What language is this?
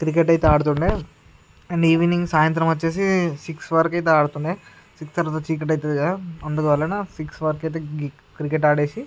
Telugu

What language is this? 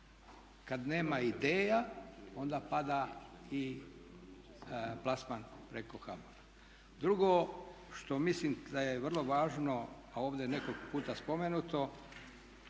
Croatian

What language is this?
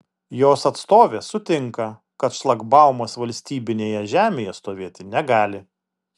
Lithuanian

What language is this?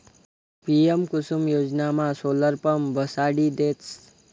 Marathi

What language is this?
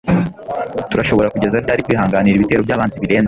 Kinyarwanda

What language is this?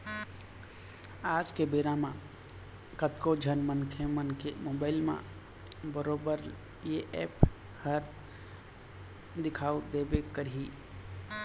Chhattisgarhi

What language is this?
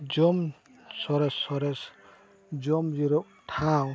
Santali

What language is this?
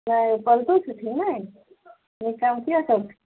Maithili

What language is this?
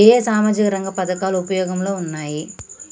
Telugu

